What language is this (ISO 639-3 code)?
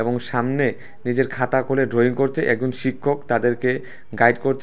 ben